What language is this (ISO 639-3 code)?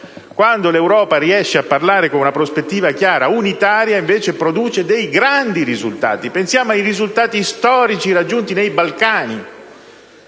ita